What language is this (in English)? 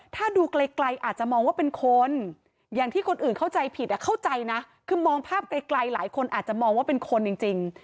Thai